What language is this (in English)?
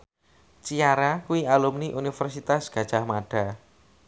Javanese